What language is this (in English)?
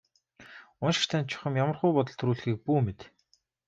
Mongolian